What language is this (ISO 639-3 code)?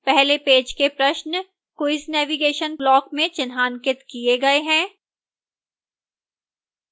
hin